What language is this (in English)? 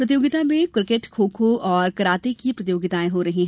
Hindi